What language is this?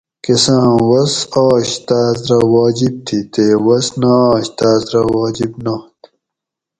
Gawri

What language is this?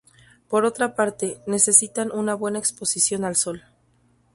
Spanish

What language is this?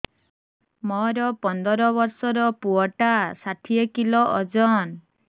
Odia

